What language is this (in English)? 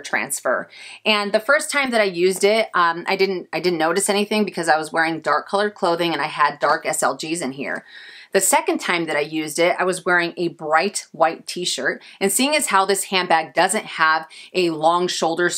English